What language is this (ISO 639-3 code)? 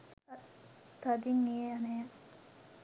sin